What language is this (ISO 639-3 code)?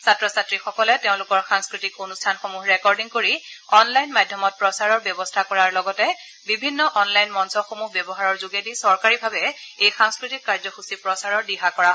asm